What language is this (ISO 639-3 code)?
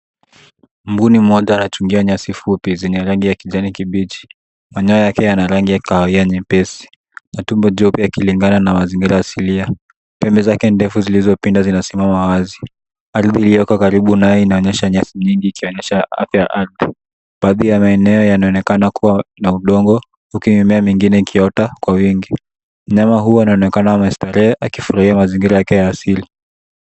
swa